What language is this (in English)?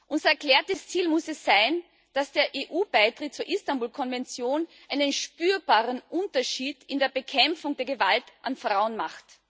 German